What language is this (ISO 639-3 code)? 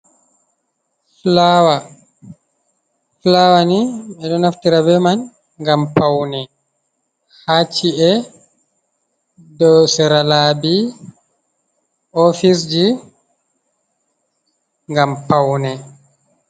ful